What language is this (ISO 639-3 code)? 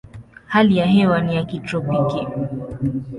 swa